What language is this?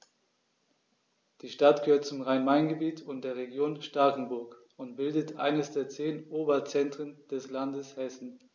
German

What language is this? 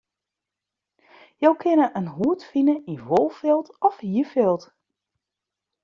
Western Frisian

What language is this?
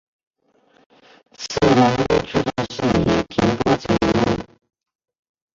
Chinese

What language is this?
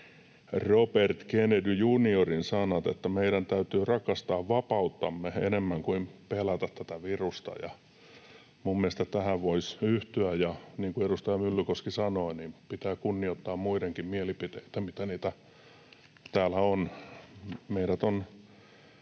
Finnish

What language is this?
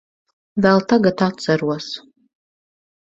Latvian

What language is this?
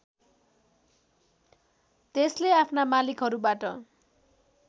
Nepali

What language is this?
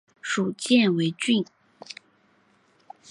Chinese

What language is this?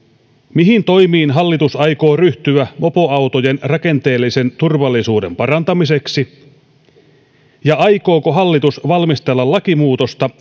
Finnish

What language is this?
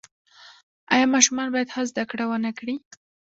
Pashto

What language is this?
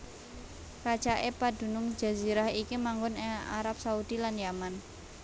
Javanese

